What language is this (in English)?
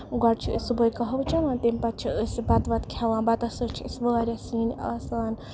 Kashmiri